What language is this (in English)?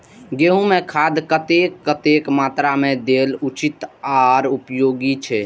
Maithili